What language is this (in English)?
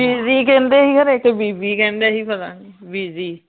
Punjabi